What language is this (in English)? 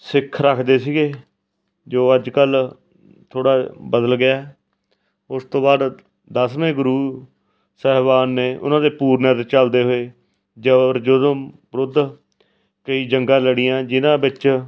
Punjabi